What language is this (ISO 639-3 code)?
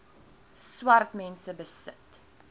afr